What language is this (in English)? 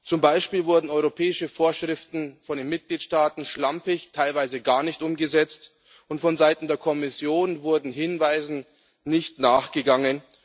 German